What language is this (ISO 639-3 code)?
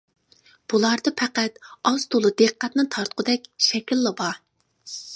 uig